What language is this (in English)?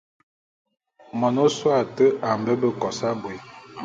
Bulu